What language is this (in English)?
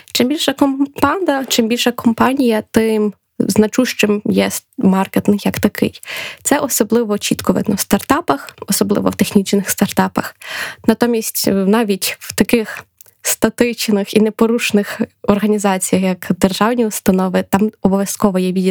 Ukrainian